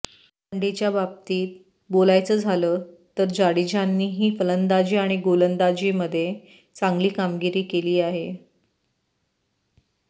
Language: Marathi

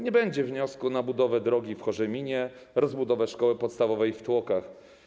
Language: Polish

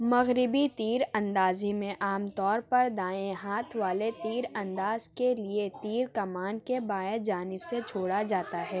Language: Urdu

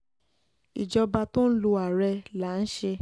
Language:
Yoruba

